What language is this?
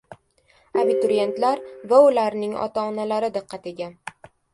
Uzbek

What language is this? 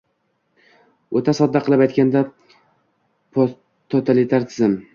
Uzbek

